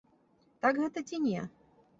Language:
Belarusian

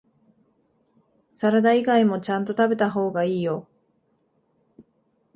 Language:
Japanese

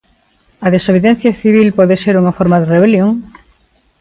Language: Galician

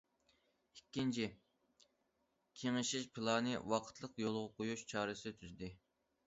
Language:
Uyghur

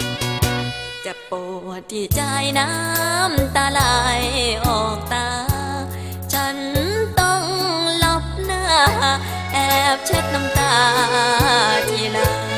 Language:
Thai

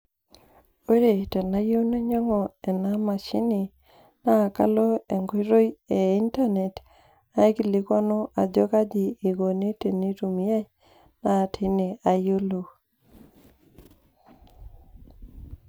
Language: Masai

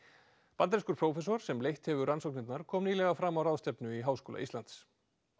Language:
Icelandic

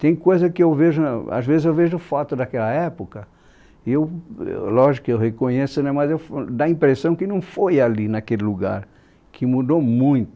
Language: Portuguese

